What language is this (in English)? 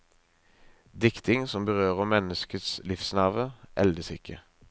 Norwegian